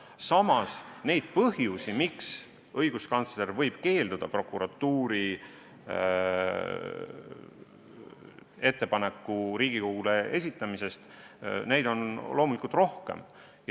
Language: Estonian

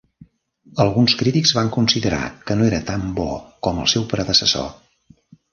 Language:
Catalan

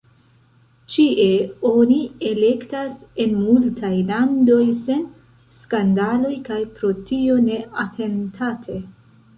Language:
Esperanto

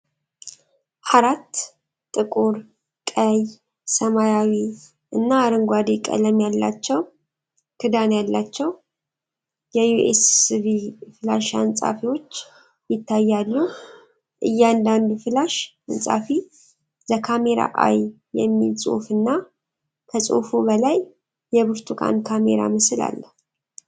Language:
Amharic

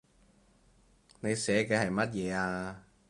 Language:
Cantonese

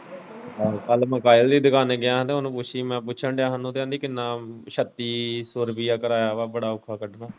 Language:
Punjabi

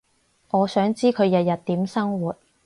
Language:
Cantonese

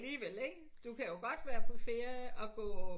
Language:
Danish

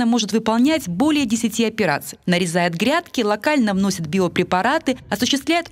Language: Russian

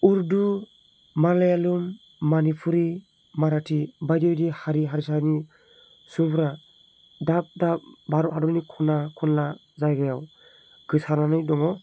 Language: Bodo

